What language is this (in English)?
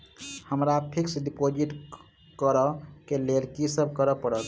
Maithili